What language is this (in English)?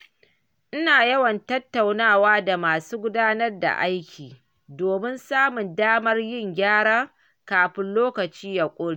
Hausa